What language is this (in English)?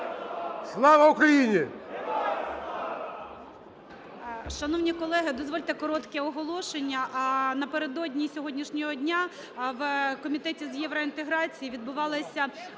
Ukrainian